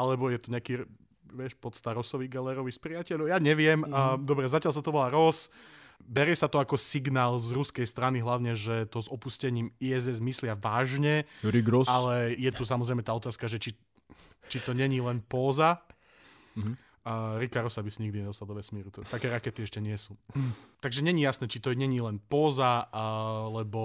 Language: Slovak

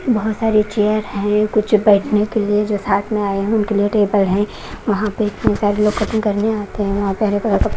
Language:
Hindi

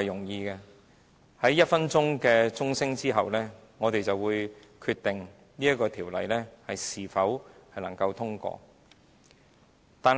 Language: Cantonese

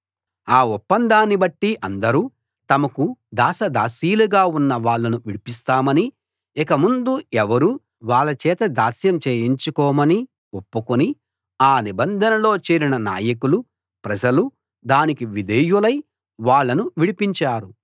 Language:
Telugu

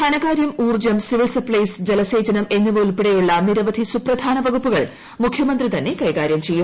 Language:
Malayalam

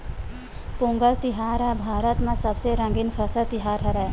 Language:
Chhattisgarhi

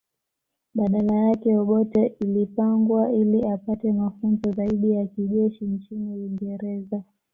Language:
Swahili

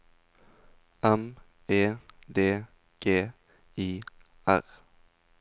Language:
Norwegian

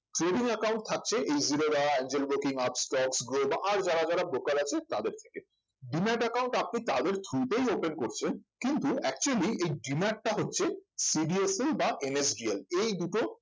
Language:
Bangla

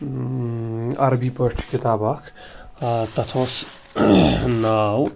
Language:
Kashmiri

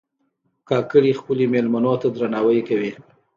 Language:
Pashto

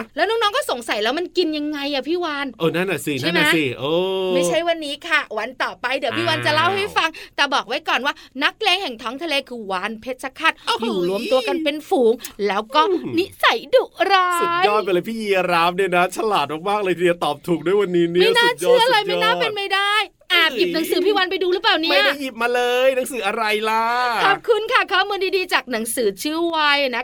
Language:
Thai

